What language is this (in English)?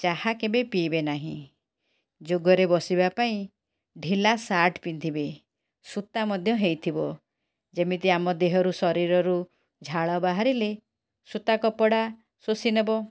Odia